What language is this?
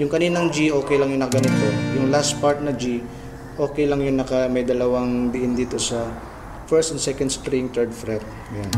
Filipino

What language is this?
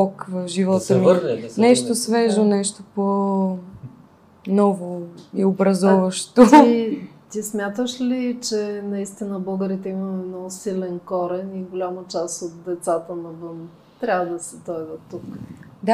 Bulgarian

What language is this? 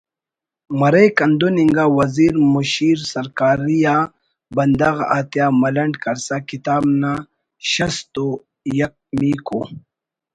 Brahui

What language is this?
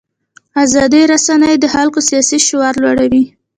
Pashto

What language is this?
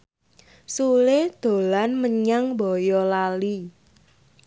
Javanese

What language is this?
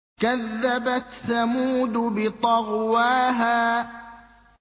Arabic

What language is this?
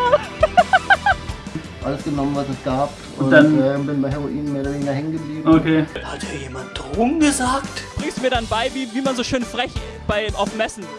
German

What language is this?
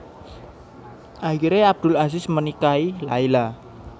Javanese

